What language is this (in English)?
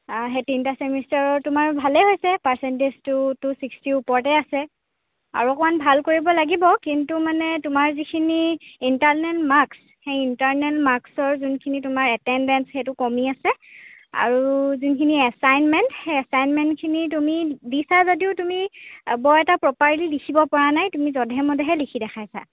Assamese